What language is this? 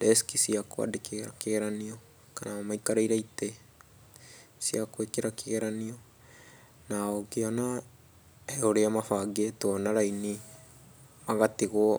Kikuyu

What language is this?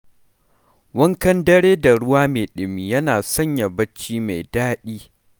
Hausa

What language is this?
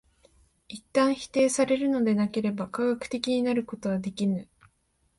Japanese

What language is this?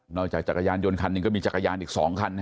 Thai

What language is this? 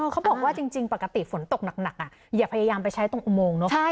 Thai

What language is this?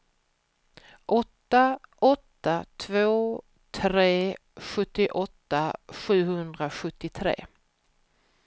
Swedish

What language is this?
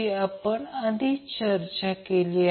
Marathi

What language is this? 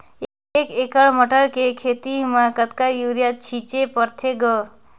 Chhattisgarhi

